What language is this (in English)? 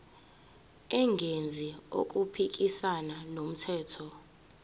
Zulu